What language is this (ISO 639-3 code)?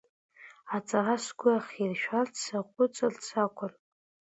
abk